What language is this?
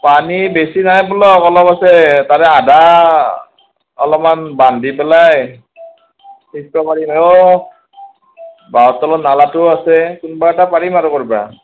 Assamese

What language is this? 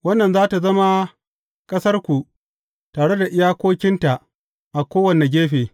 Hausa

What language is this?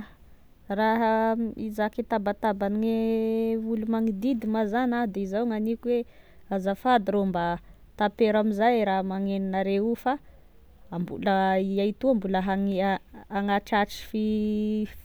Tesaka Malagasy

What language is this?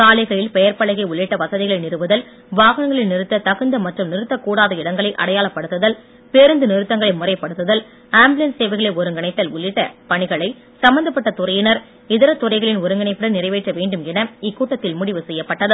Tamil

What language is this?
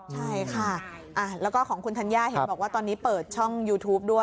Thai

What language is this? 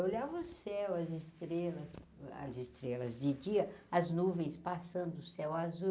Portuguese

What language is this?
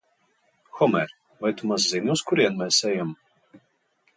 Latvian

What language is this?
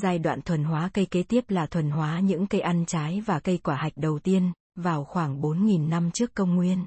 Vietnamese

